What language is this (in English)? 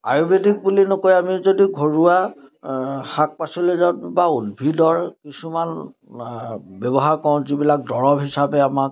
Assamese